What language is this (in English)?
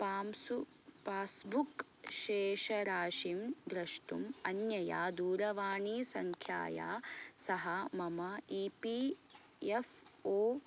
Sanskrit